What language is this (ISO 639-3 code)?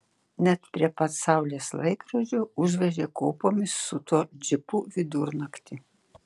lit